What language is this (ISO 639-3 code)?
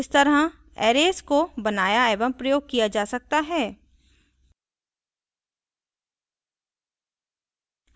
hin